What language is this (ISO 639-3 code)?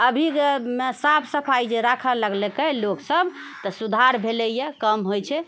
mai